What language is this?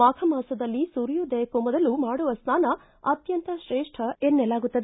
Kannada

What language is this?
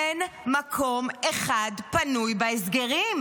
Hebrew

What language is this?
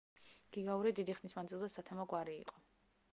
Georgian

